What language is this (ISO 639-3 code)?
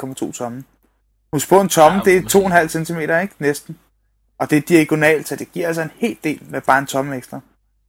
dan